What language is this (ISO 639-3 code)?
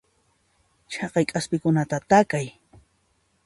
qxp